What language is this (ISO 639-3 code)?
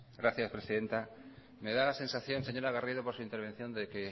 spa